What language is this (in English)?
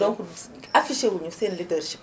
Wolof